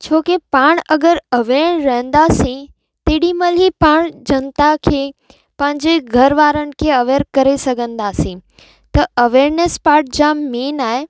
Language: Sindhi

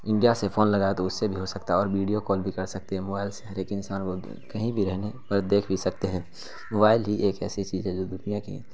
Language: Urdu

